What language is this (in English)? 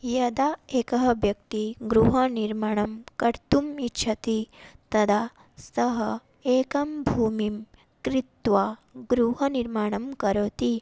Sanskrit